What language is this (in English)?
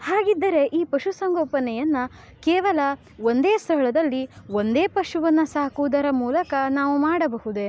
Kannada